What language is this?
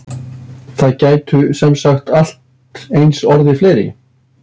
Icelandic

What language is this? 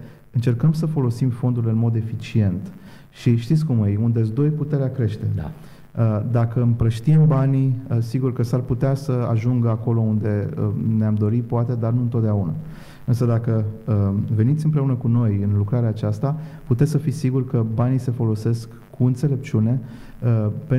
Romanian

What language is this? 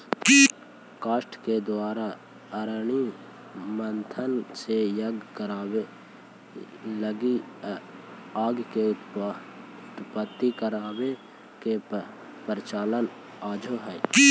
Magahi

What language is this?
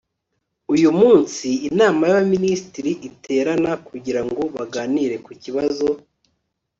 Kinyarwanda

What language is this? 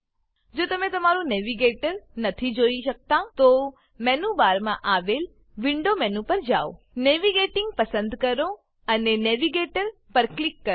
Gujarati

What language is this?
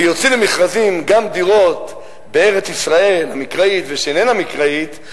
Hebrew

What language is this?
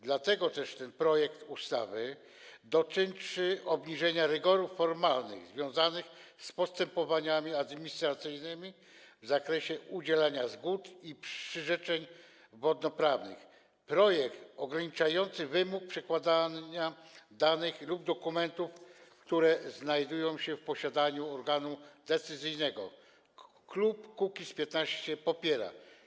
Polish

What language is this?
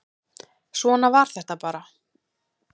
Icelandic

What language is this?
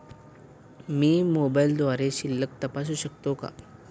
Marathi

